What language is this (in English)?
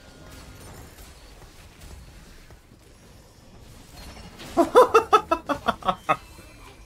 Turkish